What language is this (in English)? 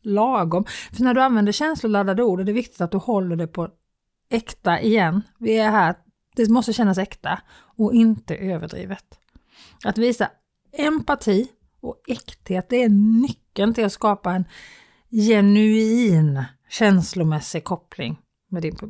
Swedish